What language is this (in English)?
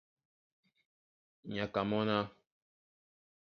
Duala